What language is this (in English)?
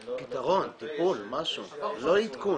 Hebrew